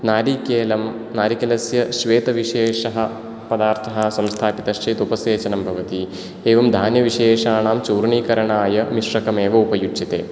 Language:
Sanskrit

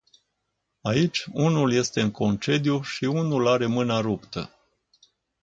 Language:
Romanian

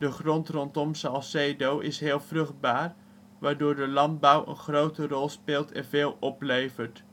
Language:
Dutch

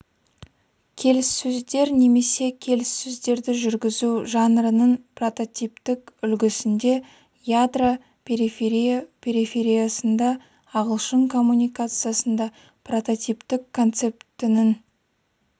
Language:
Kazakh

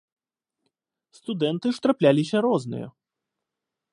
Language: Belarusian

